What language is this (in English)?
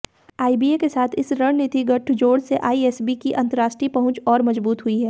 Hindi